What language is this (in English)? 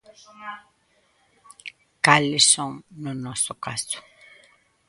Galician